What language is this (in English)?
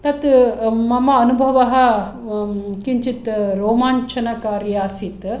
Sanskrit